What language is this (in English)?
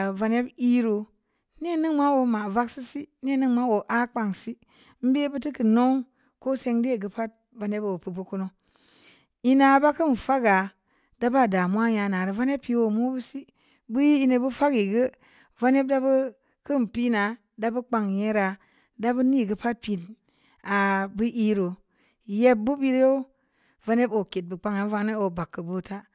Samba Leko